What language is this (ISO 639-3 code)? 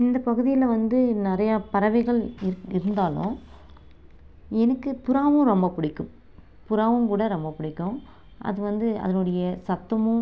tam